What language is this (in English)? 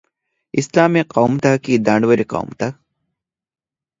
Divehi